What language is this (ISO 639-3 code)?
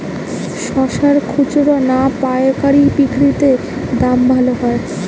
ben